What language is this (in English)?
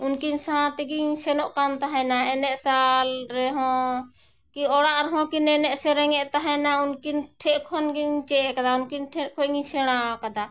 Santali